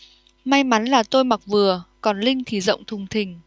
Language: Vietnamese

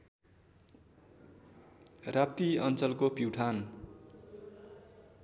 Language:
Nepali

